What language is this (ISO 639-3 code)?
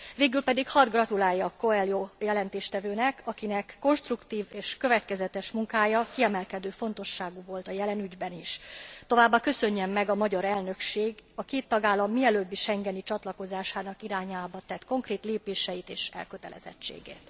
hun